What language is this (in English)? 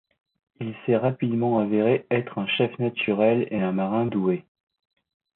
French